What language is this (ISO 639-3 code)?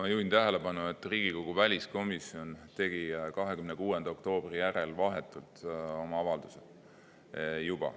est